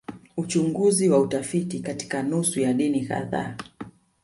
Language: Swahili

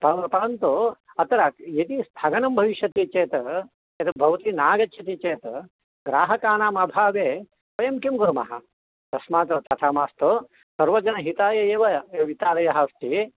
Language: Sanskrit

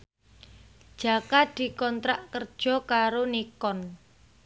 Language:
Javanese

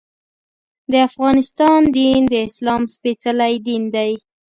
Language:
Pashto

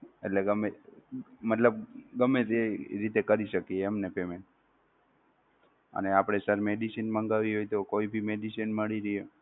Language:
Gujarati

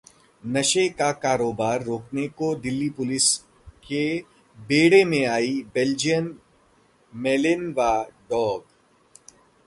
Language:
Hindi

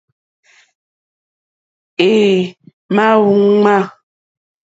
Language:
Mokpwe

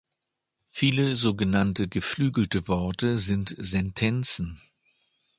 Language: German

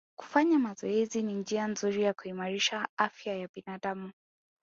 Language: Swahili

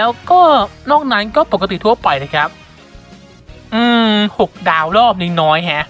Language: Thai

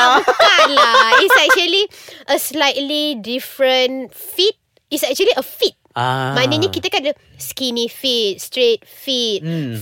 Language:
Malay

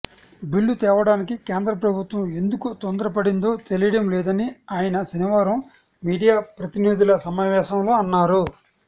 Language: Telugu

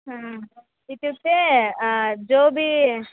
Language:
Sanskrit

